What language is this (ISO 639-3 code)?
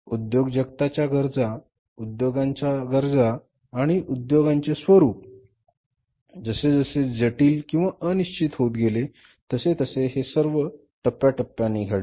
mar